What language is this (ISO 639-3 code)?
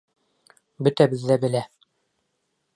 bak